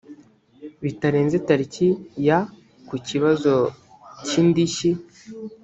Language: Kinyarwanda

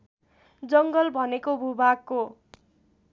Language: Nepali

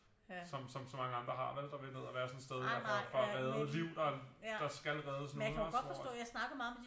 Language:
Danish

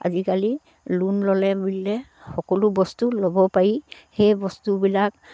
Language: Assamese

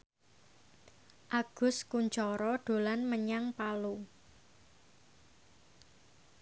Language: Javanese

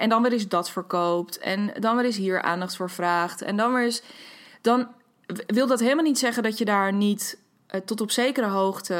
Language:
Dutch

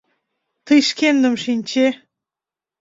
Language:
Mari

